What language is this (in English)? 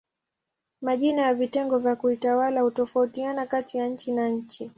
Swahili